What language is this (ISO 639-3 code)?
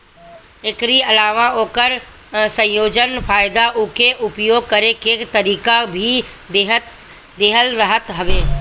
bho